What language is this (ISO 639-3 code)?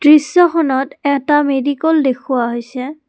asm